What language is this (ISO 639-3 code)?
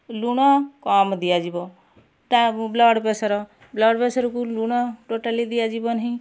ori